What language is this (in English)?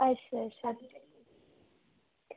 Dogri